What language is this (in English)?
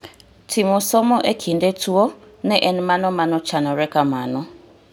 Luo (Kenya and Tanzania)